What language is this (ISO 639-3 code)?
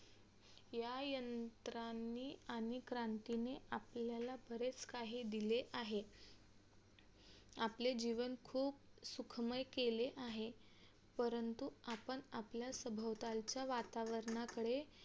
mar